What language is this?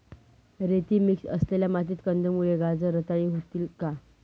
Marathi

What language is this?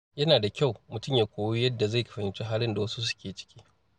Hausa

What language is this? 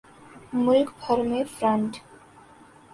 Urdu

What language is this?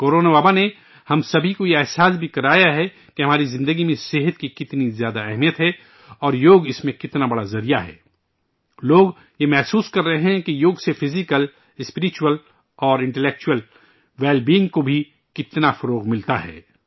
Urdu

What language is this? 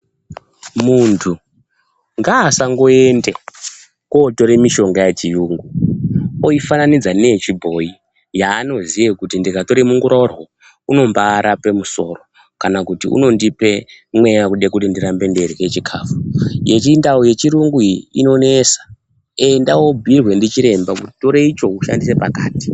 Ndau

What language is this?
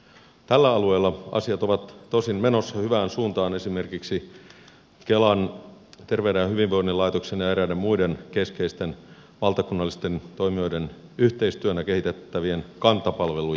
Finnish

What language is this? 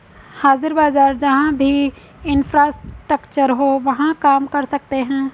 Hindi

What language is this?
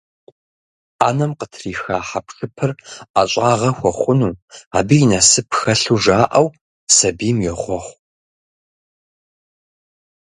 Kabardian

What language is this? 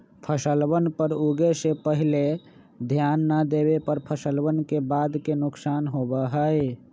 Magahi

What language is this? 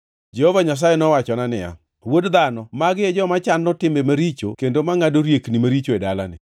Luo (Kenya and Tanzania)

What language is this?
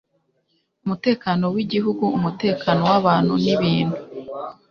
Kinyarwanda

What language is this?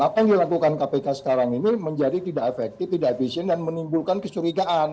Indonesian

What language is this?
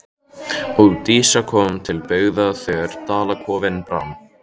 Icelandic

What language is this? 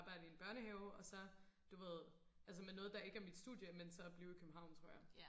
Danish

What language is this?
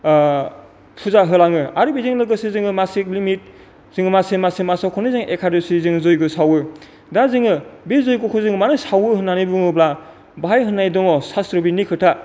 Bodo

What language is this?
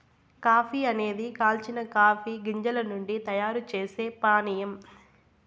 Telugu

